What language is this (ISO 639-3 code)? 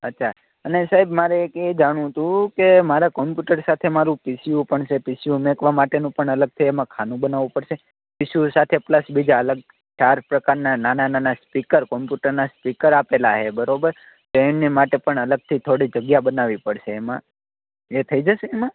guj